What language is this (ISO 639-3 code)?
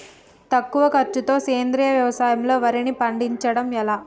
tel